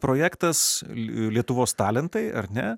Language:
Lithuanian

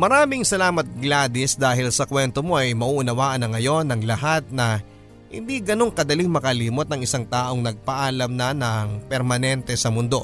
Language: Filipino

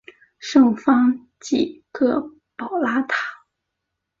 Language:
Chinese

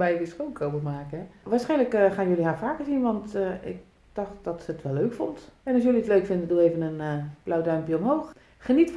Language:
Dutch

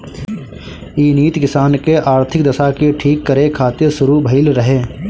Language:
Bhojpuri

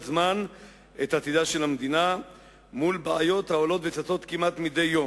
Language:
Hebrew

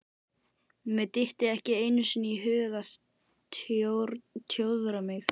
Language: Icelandic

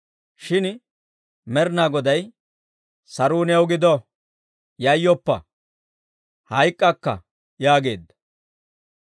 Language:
Dawro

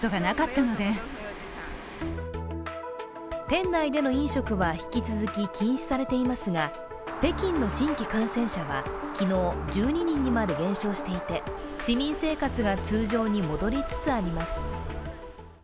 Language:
Japanese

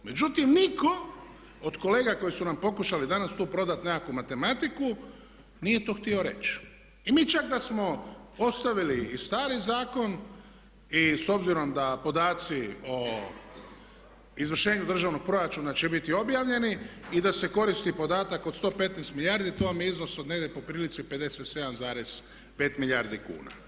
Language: Croatian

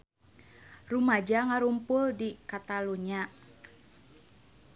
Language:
Sundanese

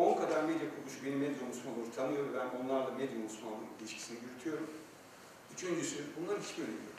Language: Turkish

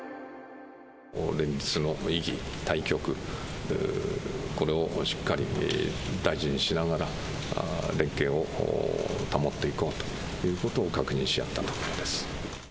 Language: Japanese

